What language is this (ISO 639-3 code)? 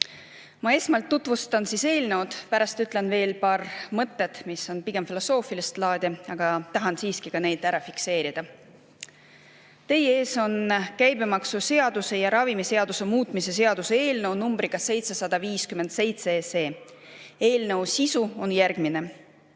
est